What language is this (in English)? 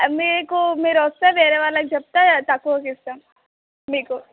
Telugu